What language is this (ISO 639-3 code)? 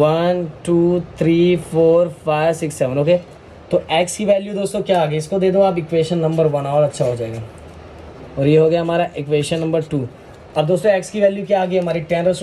hin